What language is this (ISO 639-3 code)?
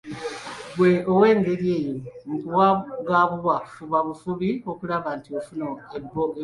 lug